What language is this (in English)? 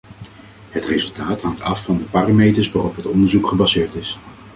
Dutch